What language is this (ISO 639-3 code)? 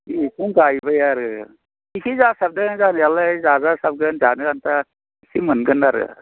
brx